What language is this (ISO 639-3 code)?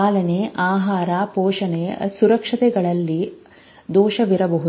kan